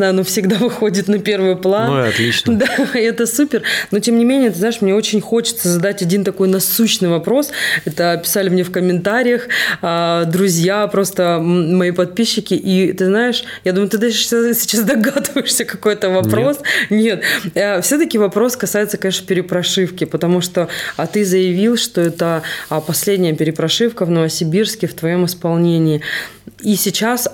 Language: Russian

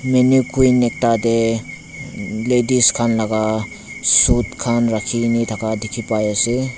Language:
Naga Pidgin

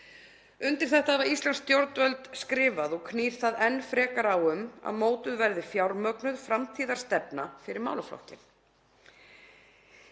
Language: Icelandic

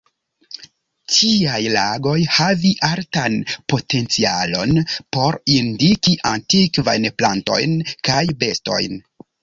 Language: Esperanto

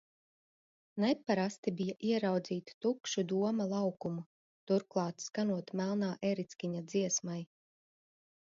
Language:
Latvian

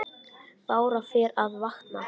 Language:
Icelandic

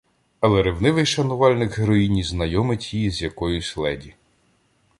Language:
Ukrainian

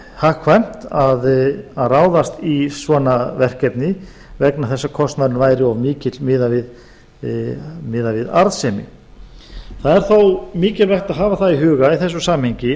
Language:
Icelandic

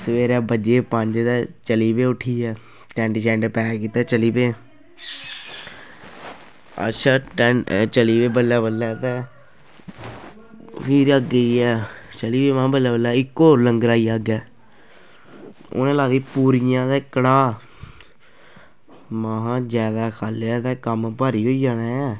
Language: Dogri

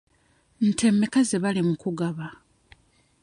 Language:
Ganda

